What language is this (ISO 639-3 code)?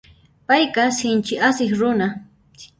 qxp